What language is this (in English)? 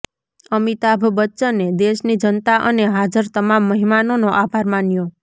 Gujarati